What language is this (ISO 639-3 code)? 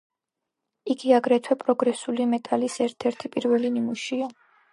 kat